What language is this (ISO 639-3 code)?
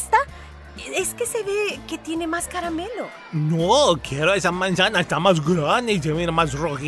spa